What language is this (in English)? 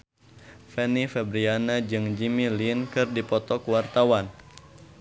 Sundanese